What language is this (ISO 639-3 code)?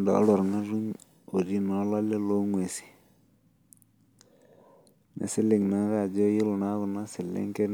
mas